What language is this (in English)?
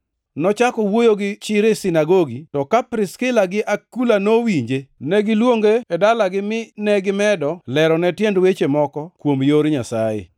Luo (Kenya and Tanzania)